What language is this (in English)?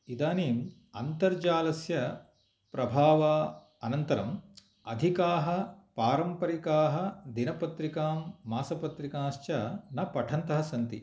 Sanskrit